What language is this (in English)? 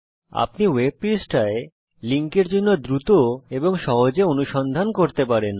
Bangla